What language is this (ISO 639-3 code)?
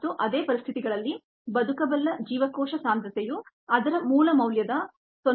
kan